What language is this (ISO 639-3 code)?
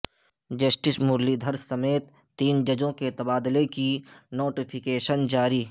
urd